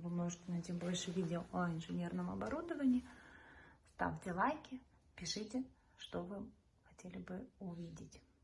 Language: Russian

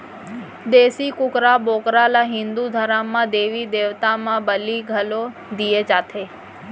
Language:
Chhattisgarhi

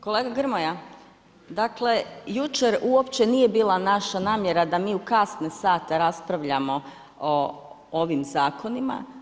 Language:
Croatian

